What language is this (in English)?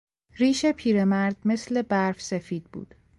Persian